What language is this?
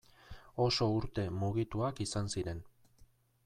Basque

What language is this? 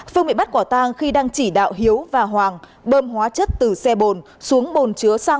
Vietnamese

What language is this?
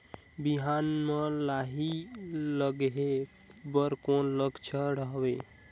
Chhattisgarhi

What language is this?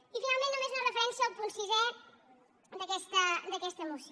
Catalan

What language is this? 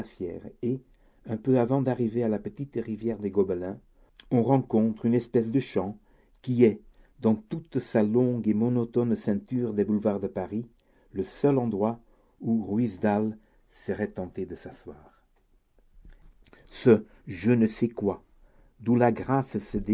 French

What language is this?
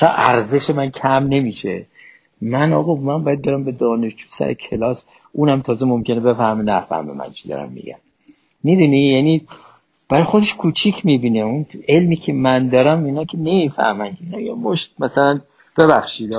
Persian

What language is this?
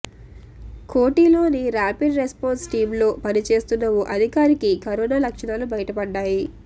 Telugu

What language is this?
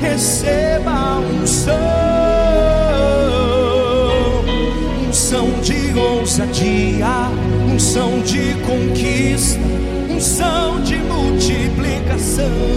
Portuguese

